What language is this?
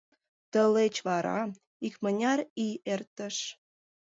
Mari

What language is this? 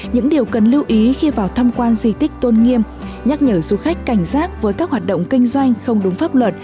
Vietnamese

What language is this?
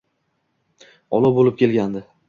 Uzbek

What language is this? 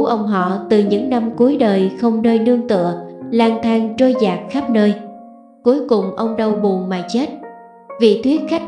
Vietnamese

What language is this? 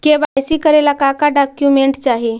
Magahi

